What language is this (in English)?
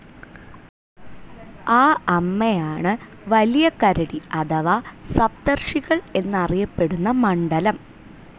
Malayalam